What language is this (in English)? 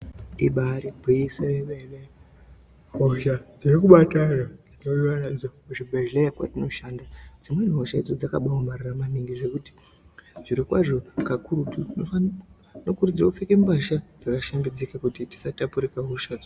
Ndau